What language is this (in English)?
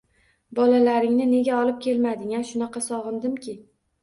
Uzbek